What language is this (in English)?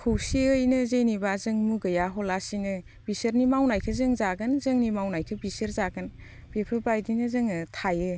Bodo